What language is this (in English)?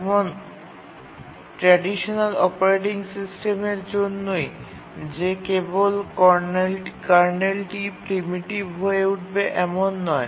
Bangla